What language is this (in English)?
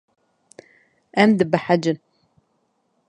Kurdish